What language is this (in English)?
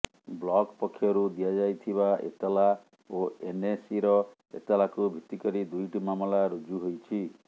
Odia